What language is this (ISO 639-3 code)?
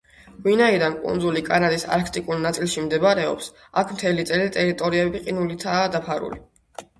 kat